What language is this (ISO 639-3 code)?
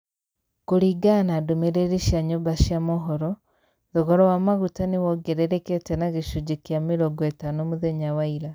kik